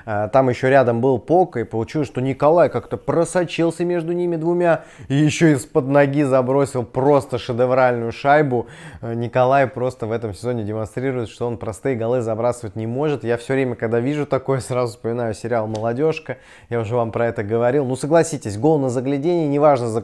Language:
Russian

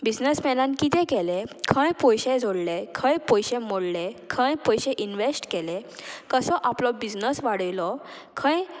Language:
Konkani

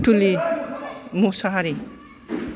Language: Bodo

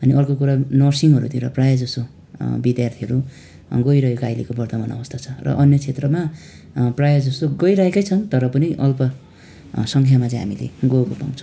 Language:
Nepali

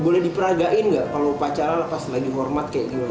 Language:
Indonesian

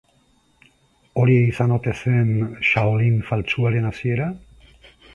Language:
Basque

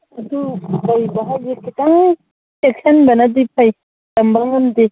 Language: Manipuri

